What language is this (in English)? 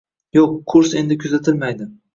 Uzbek